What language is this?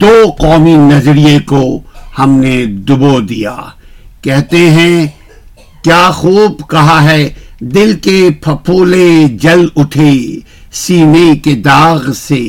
Urdu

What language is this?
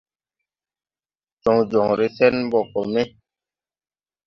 Tupuri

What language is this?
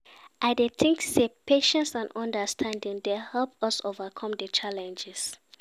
Nigerian Pidgin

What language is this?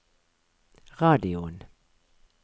Norwegian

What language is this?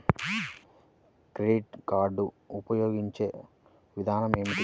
Telugu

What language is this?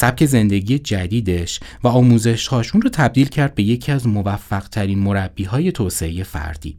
Persian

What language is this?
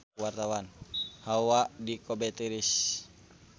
Sundanese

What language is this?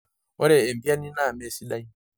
Masai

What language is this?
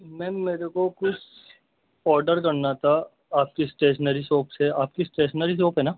Urdu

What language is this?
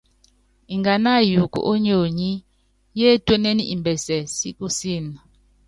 Yangben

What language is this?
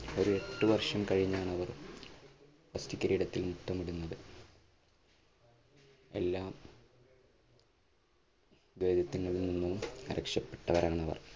Malayalam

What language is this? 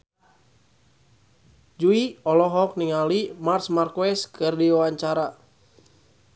Sundanese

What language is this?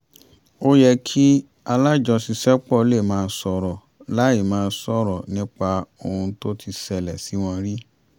Yoruba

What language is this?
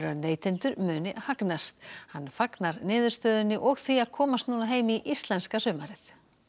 Icelandic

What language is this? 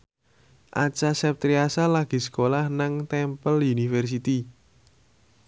Javanese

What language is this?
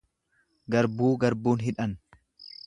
Oromo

